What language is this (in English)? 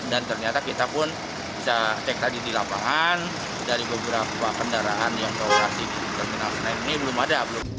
Indonesian